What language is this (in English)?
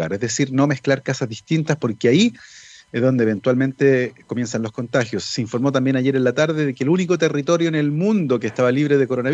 Spanish